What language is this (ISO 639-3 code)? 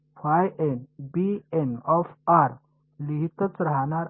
mar